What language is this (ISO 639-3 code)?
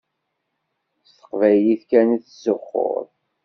kab